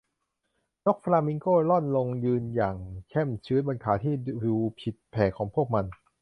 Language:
Thai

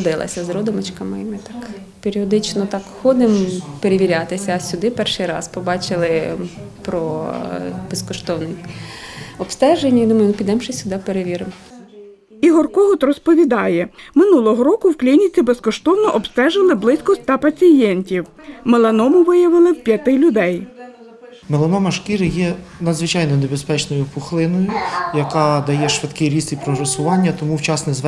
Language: Ukrainian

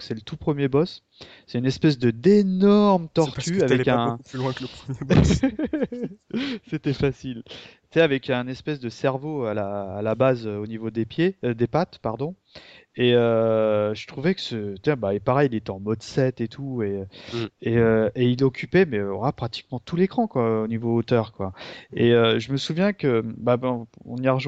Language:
French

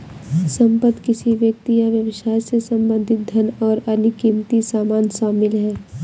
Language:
Hindi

